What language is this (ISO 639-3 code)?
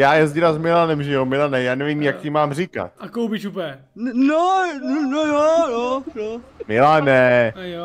ces